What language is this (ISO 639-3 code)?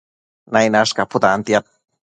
mcf